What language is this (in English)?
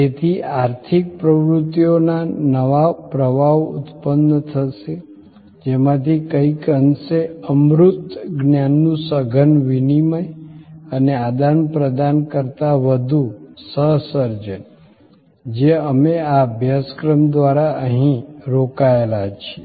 Gujarati